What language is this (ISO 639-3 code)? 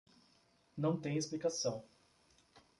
por